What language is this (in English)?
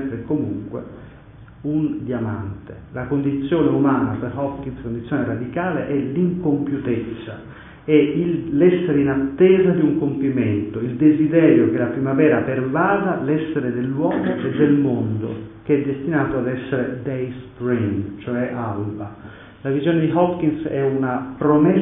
Italian